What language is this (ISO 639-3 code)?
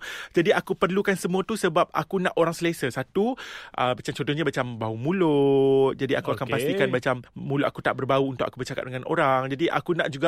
msa